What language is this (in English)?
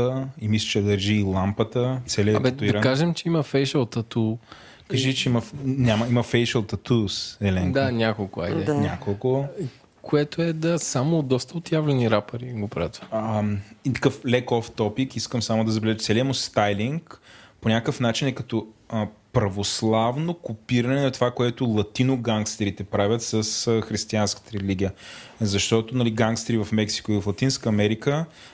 Bulgarian